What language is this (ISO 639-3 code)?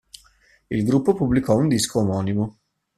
ita